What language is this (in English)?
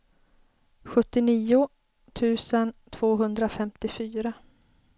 Swedish